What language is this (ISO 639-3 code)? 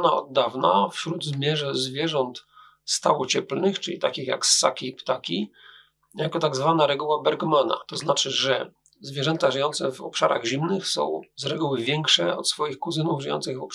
pol